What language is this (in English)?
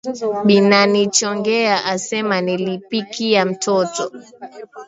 Swahili